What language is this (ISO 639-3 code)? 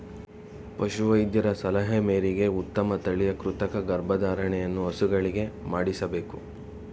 kan